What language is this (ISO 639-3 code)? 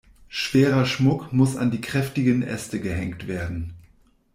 deu